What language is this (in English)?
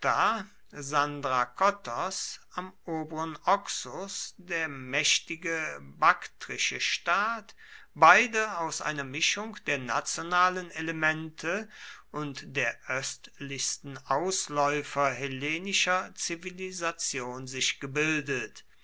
German